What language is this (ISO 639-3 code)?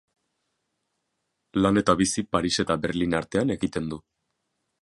eus